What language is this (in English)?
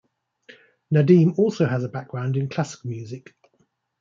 English